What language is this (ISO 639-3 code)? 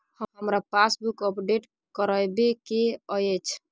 mai